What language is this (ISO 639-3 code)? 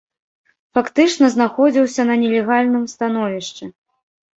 bel